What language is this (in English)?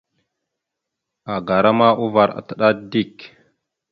Mada (Cameroon)